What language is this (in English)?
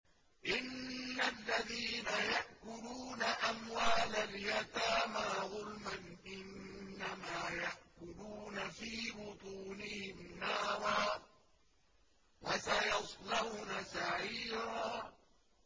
Arabic